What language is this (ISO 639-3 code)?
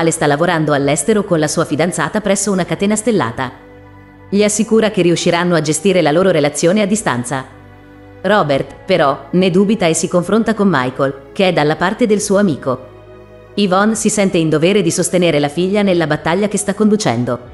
ita